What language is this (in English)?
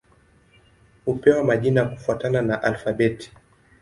Swahili